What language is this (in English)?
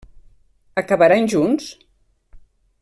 Catalan